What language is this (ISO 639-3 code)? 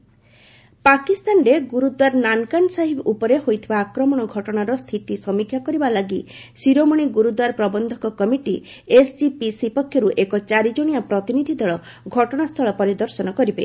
ori